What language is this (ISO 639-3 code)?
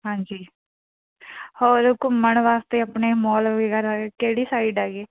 pan